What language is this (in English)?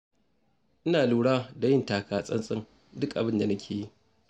Hausa